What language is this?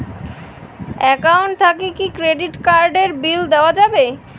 Bangla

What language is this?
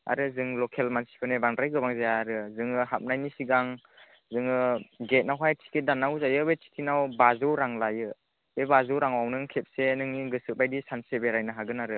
Bodo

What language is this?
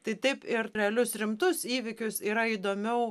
Lithuanian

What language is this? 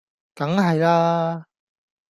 Cantonese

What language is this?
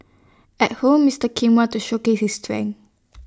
English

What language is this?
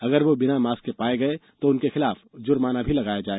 Hindi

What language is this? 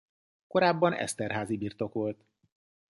Hungarian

